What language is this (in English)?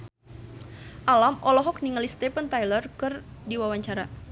Sundanese